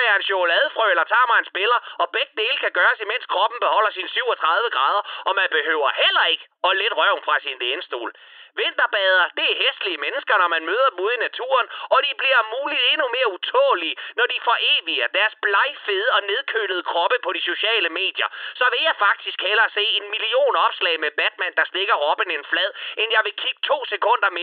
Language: Danish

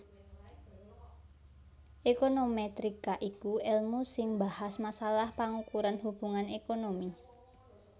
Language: Javanese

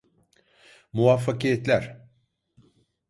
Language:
Turkish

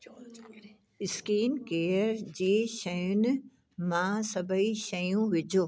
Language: Sindhi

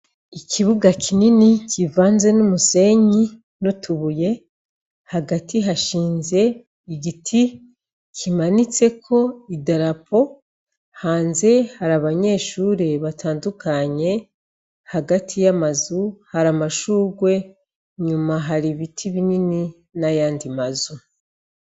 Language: Rundi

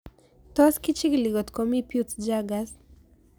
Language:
Kalenjin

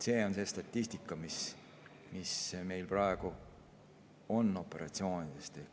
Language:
Estonian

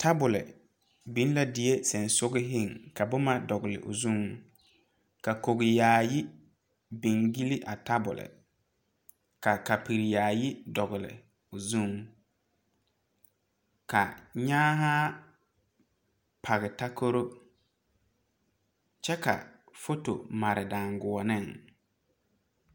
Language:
Southern Dagaare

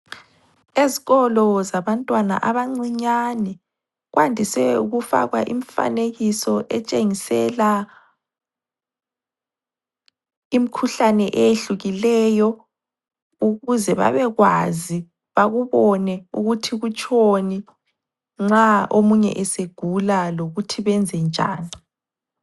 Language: North Ndebele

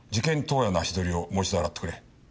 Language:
Japanese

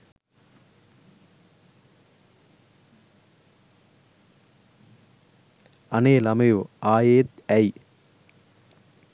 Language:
Sinhala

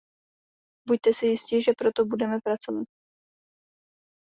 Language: Czech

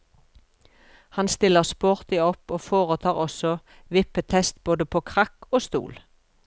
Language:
Norwegian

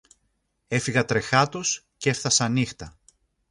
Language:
Greek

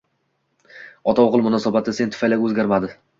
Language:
Uzbek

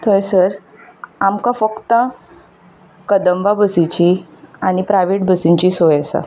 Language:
Konkani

